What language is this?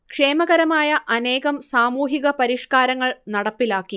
Malayalam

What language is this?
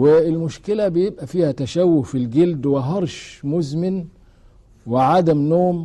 Arabic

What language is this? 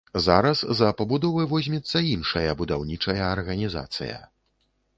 Belarusian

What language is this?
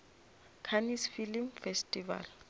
Northern Sotho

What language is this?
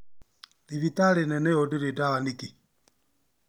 Kikuyu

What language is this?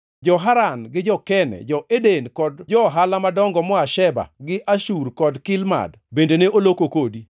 Luo (Kenya and Tanzania)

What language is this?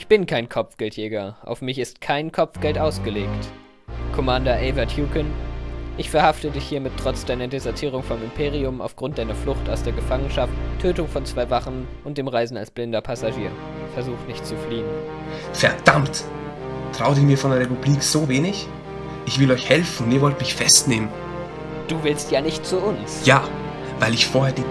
German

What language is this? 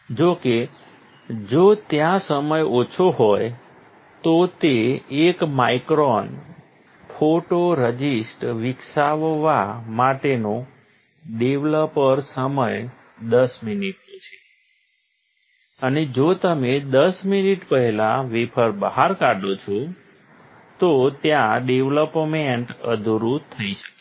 Gujarati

